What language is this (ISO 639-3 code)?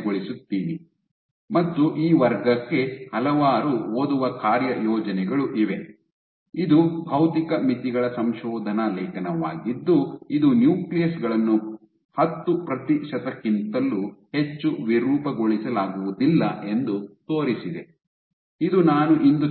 kan